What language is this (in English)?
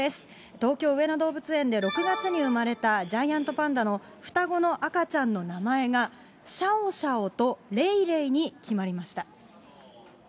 Japanese